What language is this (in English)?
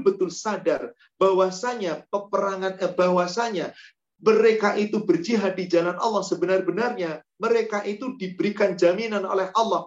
Indonesian